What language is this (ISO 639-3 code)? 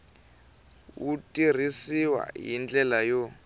tso